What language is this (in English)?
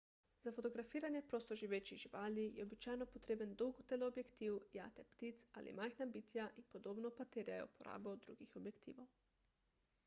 Slovenian